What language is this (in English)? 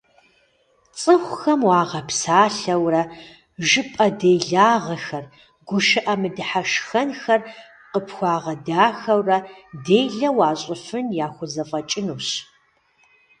Kabardian